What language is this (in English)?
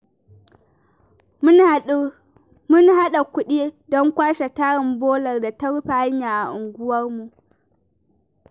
Hausa